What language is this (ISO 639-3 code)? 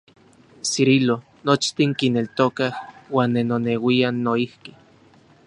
ncx